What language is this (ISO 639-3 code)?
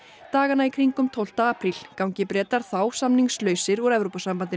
isl